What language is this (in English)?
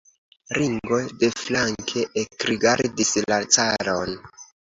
Esperanto